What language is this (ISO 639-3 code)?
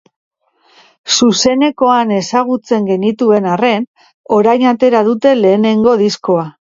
eus